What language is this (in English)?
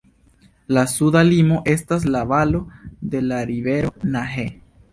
Esperanto